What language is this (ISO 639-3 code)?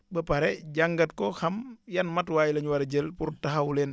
wol